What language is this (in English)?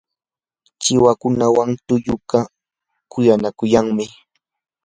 Yanahuanca Pasco Quechua